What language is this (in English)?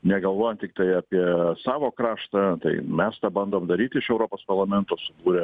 Lithuanian